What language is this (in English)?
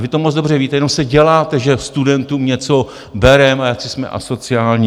Czech